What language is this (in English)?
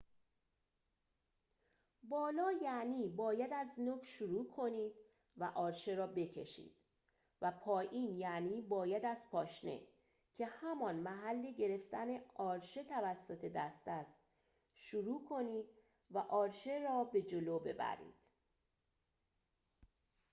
Persian